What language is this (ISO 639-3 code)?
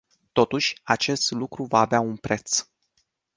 ron